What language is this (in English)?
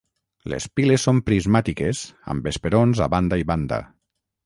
Catalan